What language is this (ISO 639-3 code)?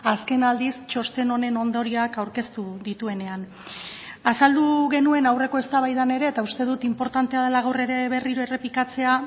eus